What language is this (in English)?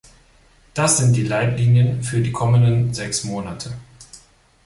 German